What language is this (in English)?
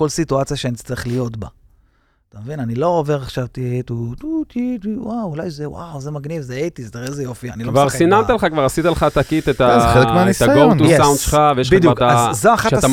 Hebrew